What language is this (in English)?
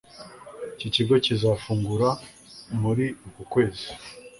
Kinyarwanda